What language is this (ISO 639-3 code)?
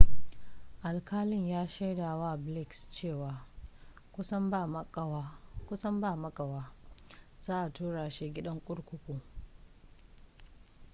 hau